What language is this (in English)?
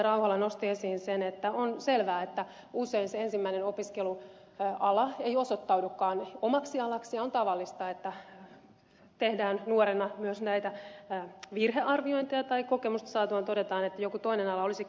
Finnish